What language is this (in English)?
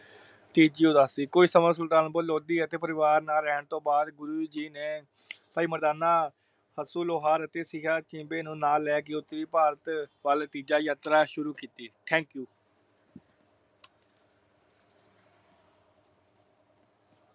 Punjabi